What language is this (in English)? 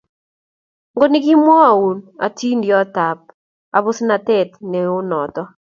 Kalenjin